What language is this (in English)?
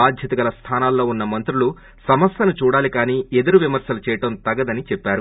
Telugu